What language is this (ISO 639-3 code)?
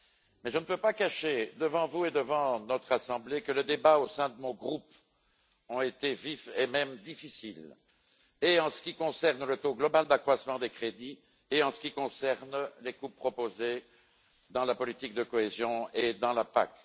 fra